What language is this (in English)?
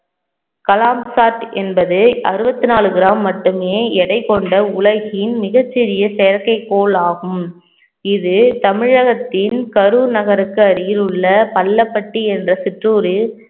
Tamil